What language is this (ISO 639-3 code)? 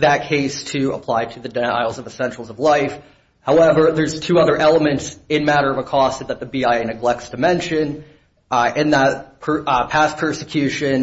eng